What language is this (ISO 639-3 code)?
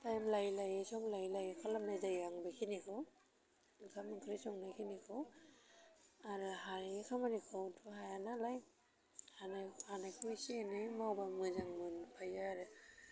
brx